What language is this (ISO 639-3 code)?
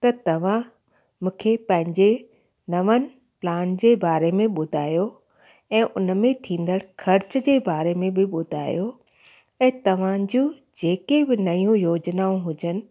snd